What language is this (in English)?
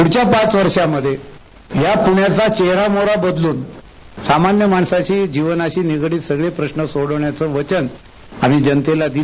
Marathi